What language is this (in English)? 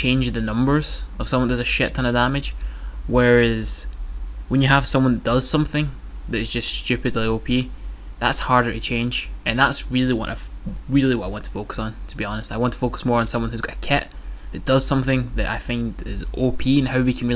English